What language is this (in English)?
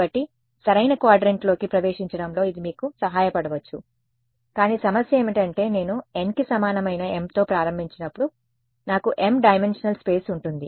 Telugu